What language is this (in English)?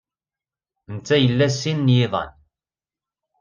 Kabyle